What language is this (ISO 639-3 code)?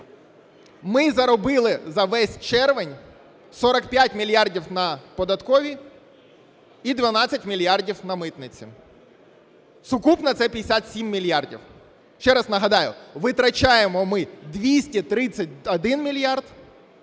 ukr